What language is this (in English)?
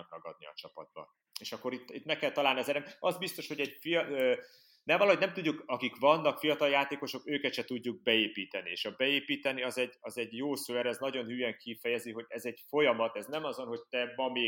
Hungarian